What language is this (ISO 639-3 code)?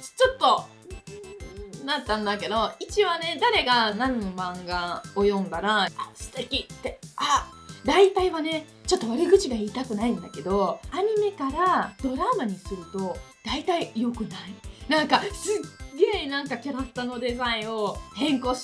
jpn